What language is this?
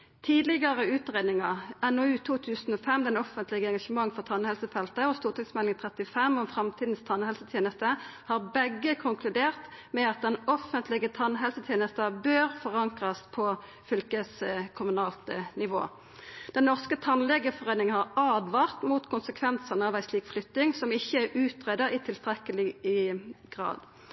Norwegian Nynorsk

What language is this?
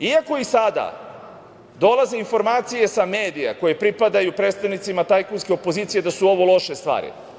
Serbian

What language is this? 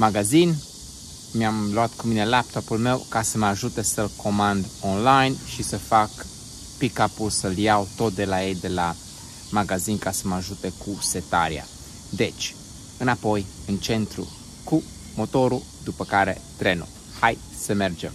Romanian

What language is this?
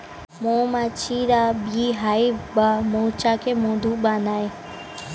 Bangla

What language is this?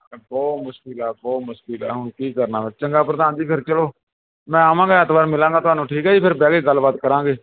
Punjabi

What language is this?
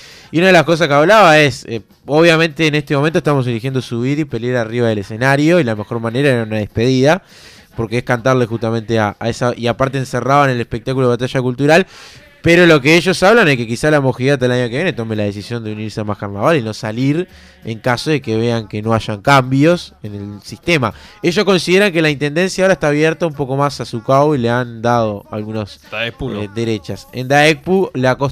Spanish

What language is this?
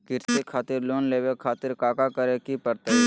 Magahi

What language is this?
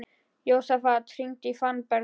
Icelandic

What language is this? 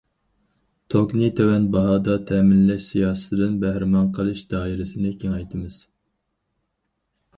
Uyghur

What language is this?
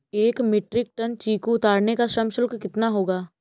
Hindi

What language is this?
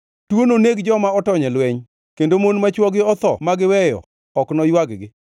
Luo (Kenya and Tanzania)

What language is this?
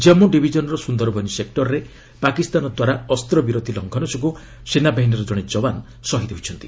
Odia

